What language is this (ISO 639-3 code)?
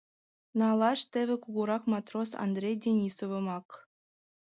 chm